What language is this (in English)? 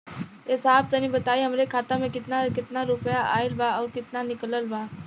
Bhojpuri